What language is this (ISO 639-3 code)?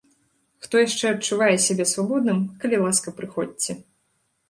bel